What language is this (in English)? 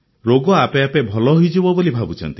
Odia